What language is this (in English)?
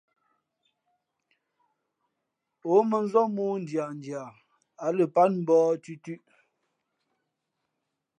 Fe'fe'